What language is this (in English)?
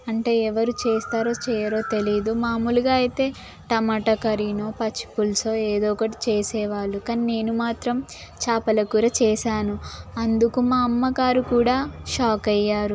Telugu